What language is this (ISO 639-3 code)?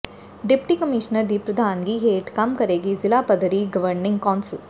pan